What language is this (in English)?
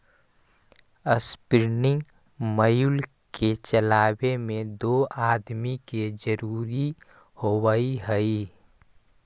Magahi